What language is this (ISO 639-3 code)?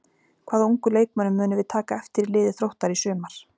isl